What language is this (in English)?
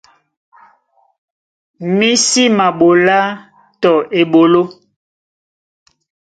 Duala